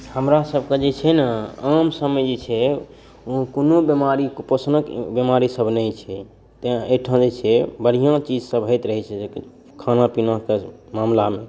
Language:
Maithili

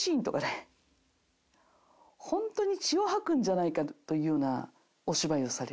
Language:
Japanese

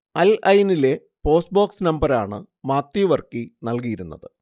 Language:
Malayalam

